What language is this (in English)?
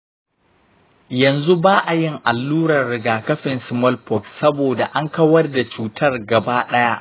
Hausa